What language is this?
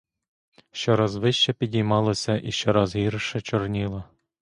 Ukrainian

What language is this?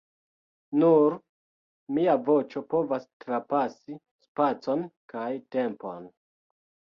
Esperanto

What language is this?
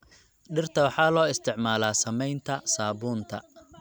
Somali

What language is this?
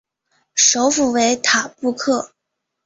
Chinese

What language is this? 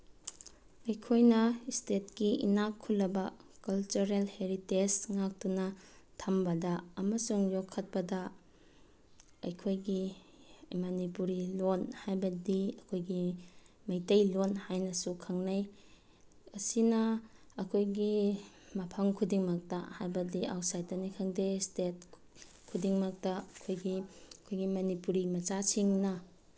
Manipuri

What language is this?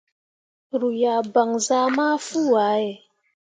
Mundang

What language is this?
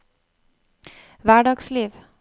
Norwegian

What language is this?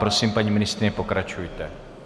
Czech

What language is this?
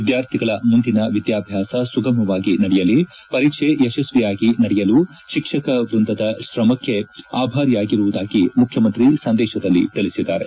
Kannada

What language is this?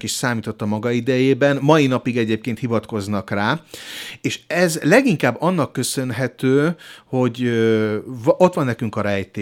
Hungarian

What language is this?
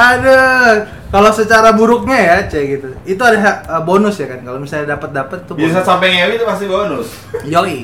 Indonesian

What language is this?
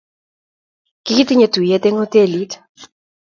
Kalenjin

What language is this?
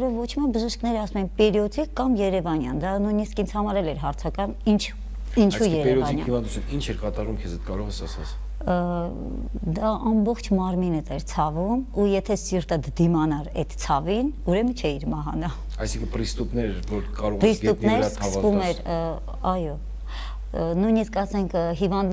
Dutch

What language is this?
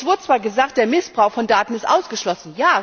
German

